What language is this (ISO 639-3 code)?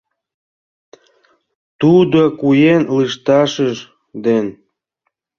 chm